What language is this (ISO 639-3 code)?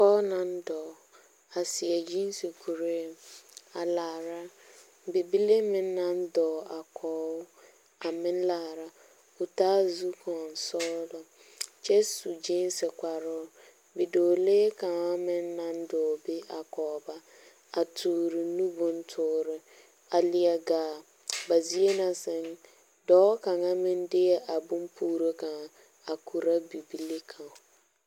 dga